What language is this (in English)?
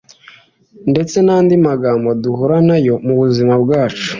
Kinyarwanda